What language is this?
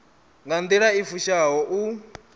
Venda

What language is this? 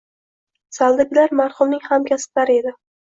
Uzbek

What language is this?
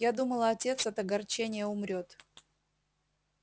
Russian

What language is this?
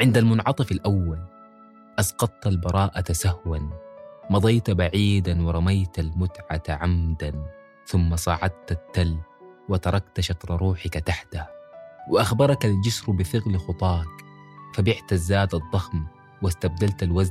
Arabic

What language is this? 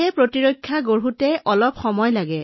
Assamese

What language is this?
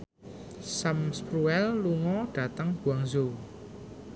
Javanese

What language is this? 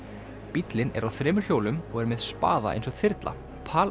Icelandic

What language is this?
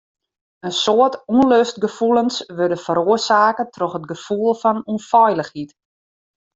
Western Frisian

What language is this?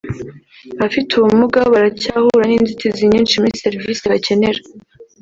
Kinyarwanda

